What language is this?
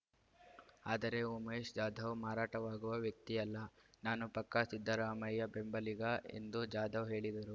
Kannada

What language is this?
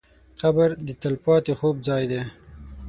Pashto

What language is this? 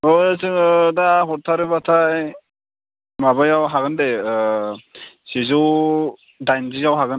Bodo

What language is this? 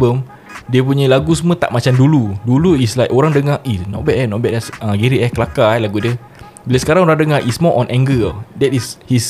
Malay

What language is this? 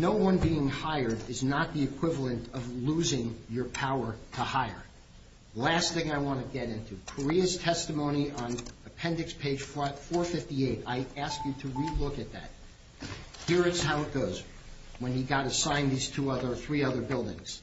English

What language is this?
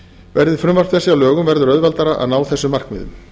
Icelandic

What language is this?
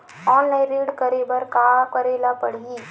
Chhattisgarhi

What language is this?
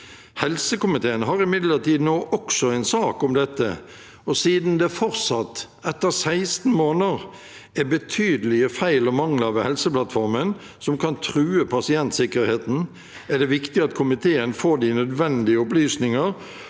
Norwegian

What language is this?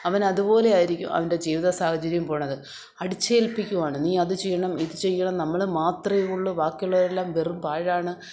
Malayalam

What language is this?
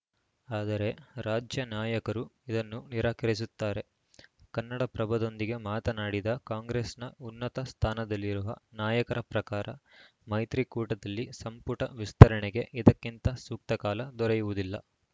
Kannada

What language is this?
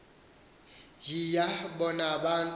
Xhosa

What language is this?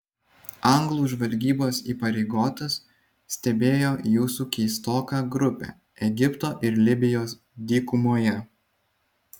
Lithuanian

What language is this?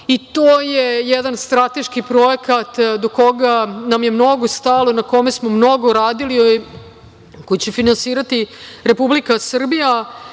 Serbian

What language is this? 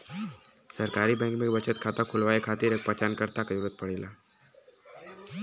Bhojpuri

